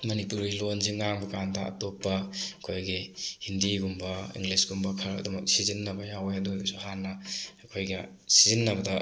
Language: Manipuri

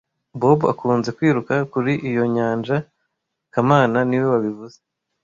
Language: Kinyarwanda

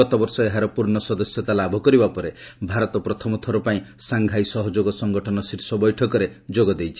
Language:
Odia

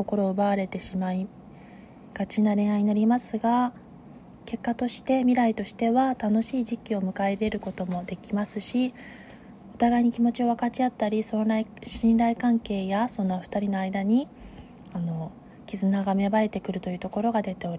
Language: Japanese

